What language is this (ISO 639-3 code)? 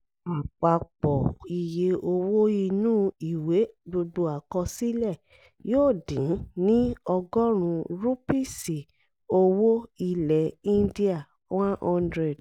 yor